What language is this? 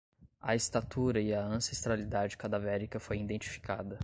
Portuguese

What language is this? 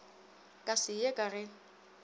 Northern Sotho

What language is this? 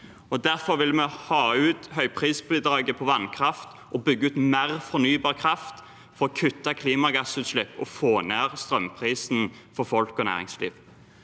Norwegian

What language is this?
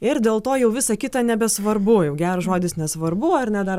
Lithuanian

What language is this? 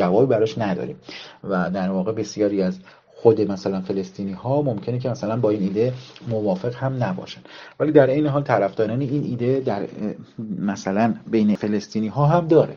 Persian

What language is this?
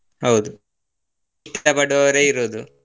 Kannada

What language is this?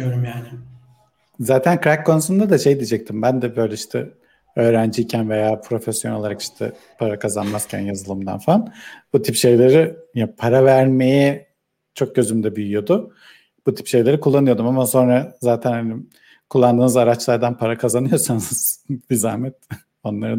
Turkish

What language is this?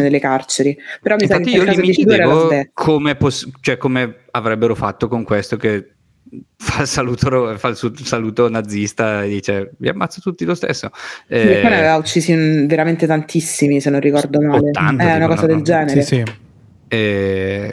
Italian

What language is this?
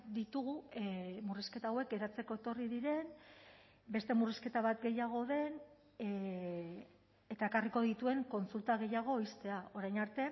Basque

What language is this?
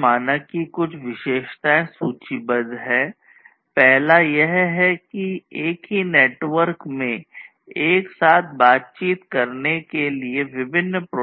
Hindi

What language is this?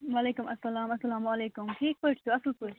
Kashmiri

